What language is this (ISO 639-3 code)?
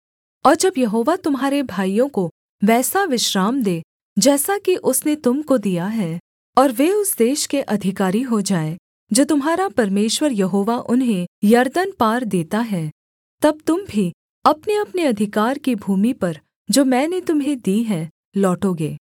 hin